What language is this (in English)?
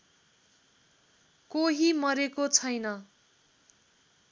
Nepali